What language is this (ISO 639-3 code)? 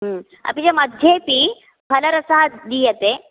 san